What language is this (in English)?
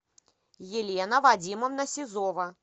Russian